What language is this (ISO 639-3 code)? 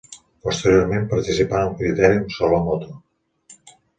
cat